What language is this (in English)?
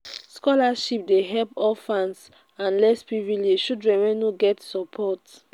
Nigerian Pidgin